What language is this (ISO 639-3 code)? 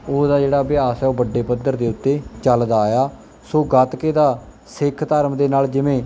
pan